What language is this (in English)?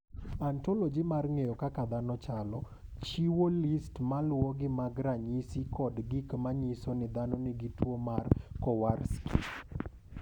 Luo (Kenya and Tanzania)